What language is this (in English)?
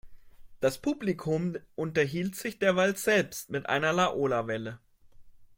German